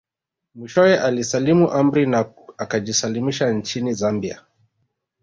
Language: Swahili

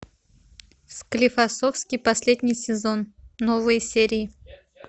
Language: Russian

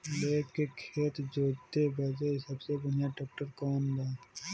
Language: Bhojpuri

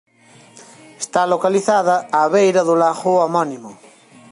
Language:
Galician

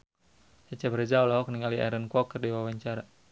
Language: Sundanese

